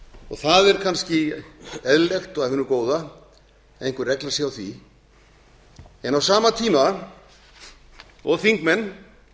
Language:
Icelandic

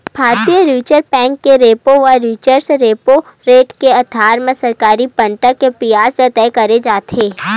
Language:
Chhattisgarhi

